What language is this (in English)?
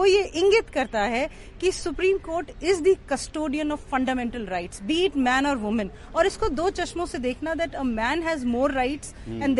Hindi